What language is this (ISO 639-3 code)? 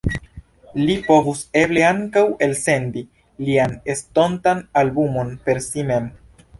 epo